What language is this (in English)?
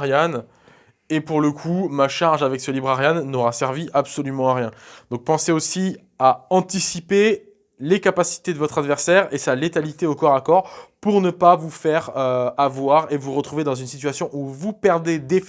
French